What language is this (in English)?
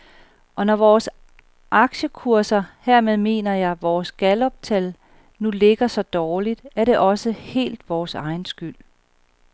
Danish